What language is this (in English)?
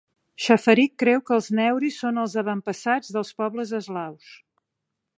Catalan